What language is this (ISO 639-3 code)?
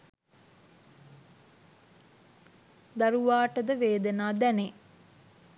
sin